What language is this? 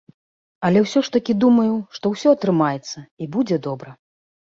Belarusian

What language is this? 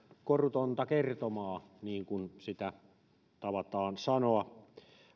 Finnish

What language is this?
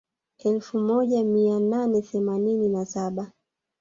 Swahili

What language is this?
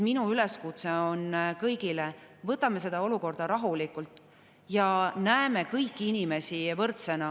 Estonian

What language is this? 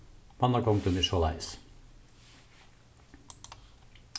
Faroese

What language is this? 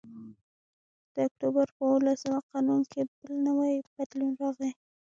Pashto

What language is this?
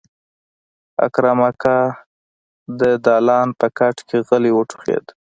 Pashto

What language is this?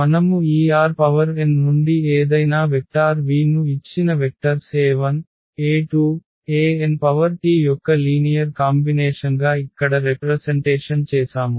Telugu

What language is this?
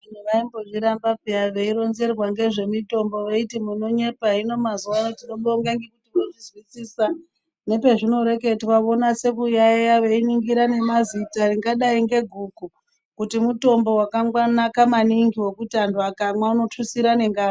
Ndau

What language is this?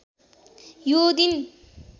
Nepali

